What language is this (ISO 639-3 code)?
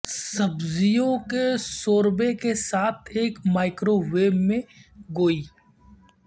urd